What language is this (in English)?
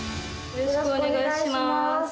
Japanese